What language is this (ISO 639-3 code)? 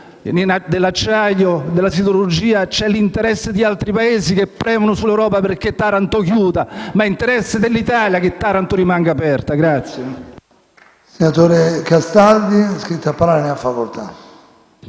ita